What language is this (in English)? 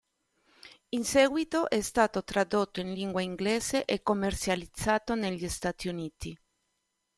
Italian